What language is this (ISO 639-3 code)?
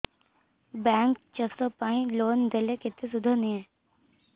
ori